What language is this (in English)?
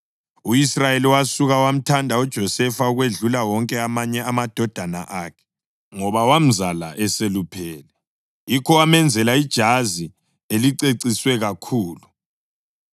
North Ndebele